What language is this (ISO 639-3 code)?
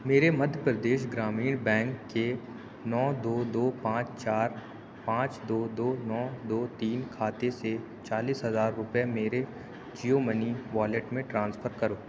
urd